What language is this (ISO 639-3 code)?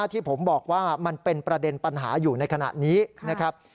tha